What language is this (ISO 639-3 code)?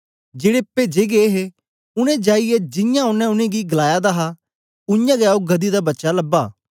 doi